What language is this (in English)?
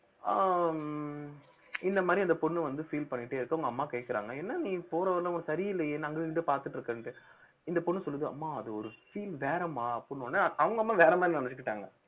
Tamil